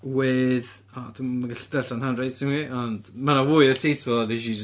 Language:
Welsh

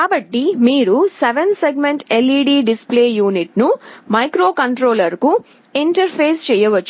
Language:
Telugu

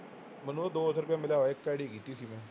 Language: Punjabi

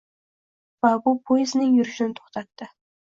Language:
Uzbek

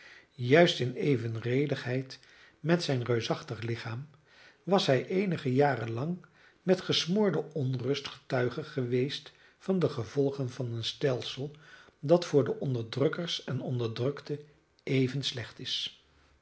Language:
Dutch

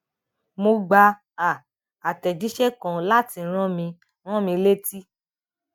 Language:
Yoruba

